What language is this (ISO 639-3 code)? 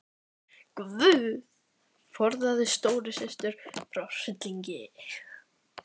isl